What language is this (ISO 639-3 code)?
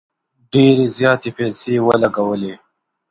pus